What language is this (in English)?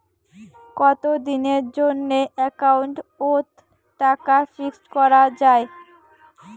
Bangla